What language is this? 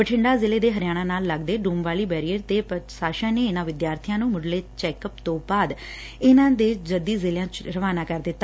Punjabi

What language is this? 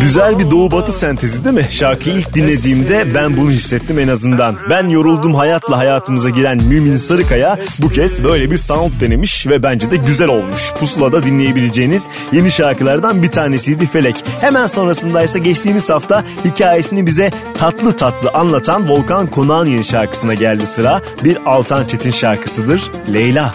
Turkish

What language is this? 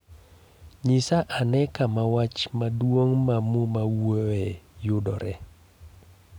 Luo (Kenya and Tanzania)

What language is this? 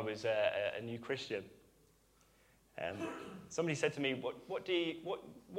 English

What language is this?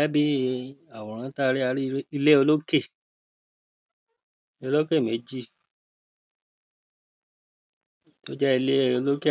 Yoruba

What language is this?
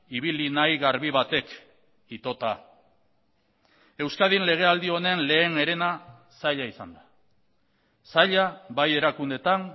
Basque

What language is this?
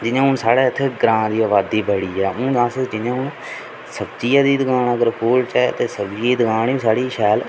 Dogri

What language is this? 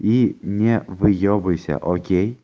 Russian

